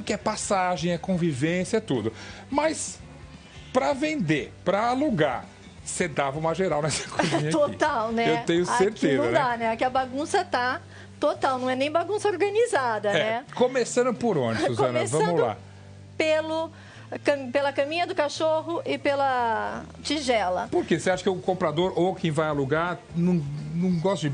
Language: Portuguese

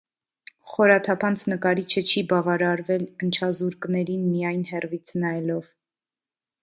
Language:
Armenian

